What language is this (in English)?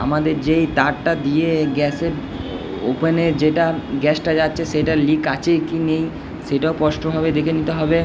Bangla